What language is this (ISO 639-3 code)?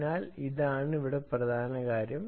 mal